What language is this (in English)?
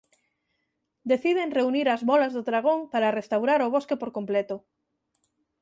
Galician